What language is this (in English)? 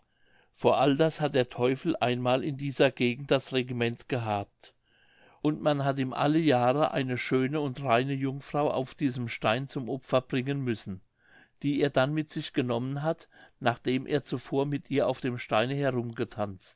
German